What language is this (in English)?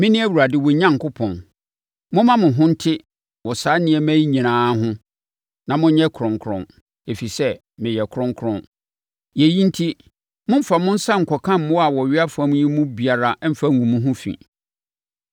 Akan